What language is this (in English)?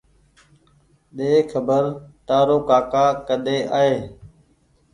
Goaria